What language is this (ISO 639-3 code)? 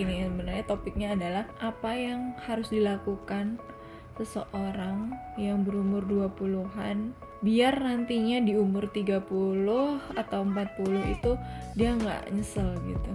ind